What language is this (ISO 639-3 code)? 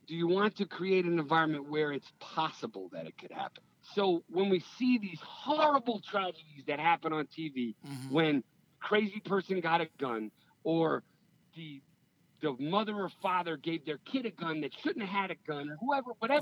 eng